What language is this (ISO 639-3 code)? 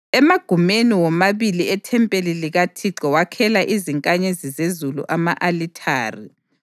nde